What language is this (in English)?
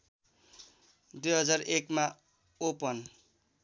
Nepali